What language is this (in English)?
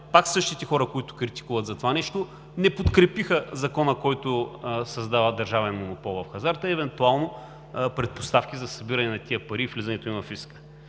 Bulgarian